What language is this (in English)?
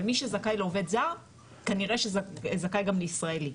Hebrew